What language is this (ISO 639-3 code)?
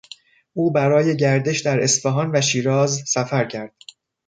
fas